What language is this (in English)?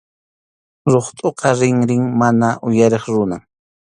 Arequipa-La Unión Quechua